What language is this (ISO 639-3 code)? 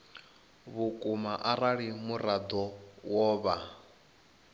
ven